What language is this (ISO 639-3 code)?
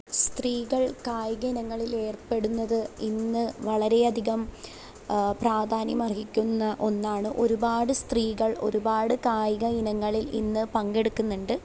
mal